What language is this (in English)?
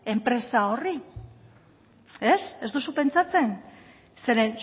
Basque